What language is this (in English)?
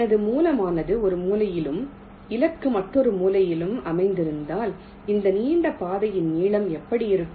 Tamil